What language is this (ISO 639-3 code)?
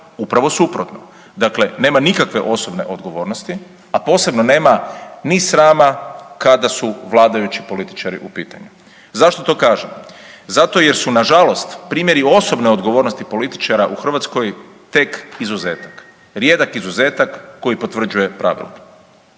hrv